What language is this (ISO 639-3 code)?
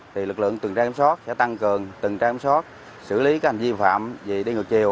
vie